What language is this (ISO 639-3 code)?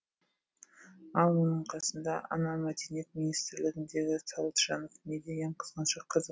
kaz